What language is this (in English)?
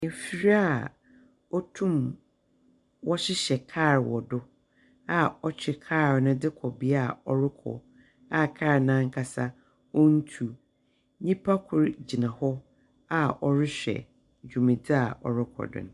Akan